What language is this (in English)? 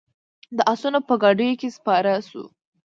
Pashto